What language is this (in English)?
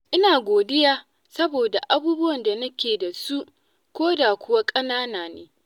Hausa